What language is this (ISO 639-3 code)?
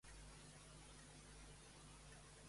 cat